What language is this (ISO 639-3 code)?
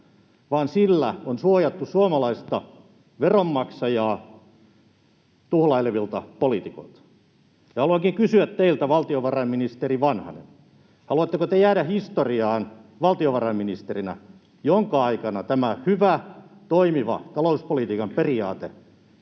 fin